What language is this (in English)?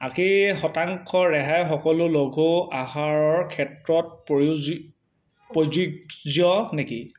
Assamese